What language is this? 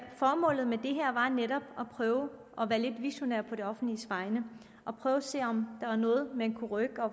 Danish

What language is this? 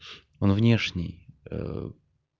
Russian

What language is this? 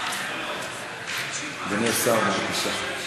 Hebrew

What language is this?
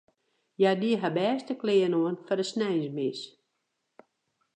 Western Frisian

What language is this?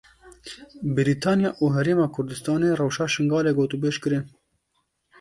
Kurdish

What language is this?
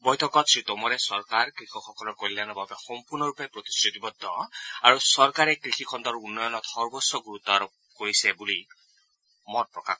Assamese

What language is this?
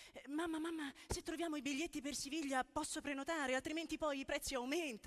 Italian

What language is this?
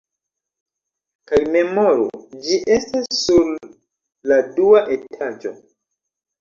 Esperanto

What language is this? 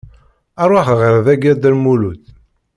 Kabyle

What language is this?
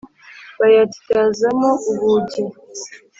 Kinyarwanda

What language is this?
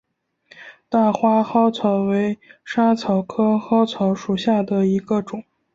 Chinese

